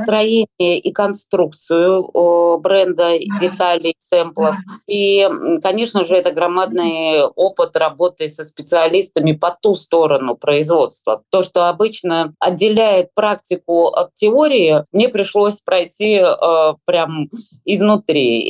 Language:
Russian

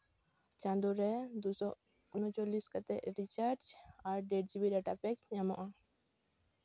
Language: Santali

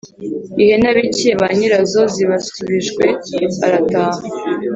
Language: Kinyarwanda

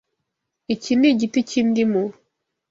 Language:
Kinyarwanda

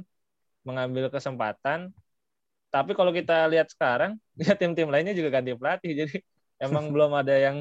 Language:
Indonesian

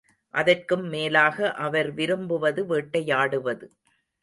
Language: Tamil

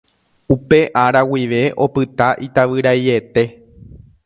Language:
Guarani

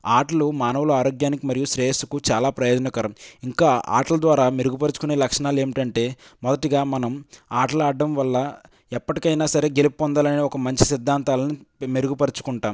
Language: Telugu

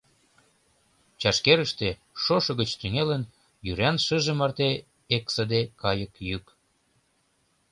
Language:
Mari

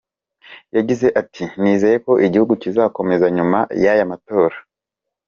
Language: Kinyarwanda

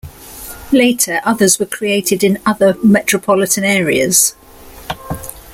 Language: English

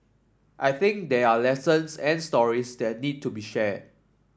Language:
English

